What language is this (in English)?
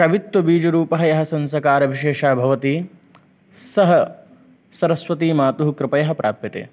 Sanskrit